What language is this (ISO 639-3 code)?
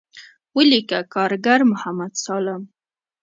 pus